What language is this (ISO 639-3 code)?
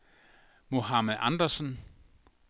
dan